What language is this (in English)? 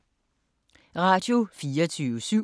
Danish